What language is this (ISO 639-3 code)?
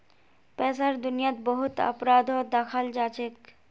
mag